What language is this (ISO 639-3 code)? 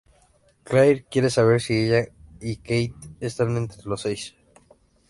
spa